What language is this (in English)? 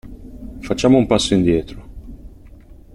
Italian